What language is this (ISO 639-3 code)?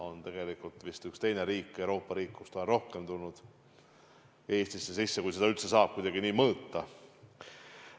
est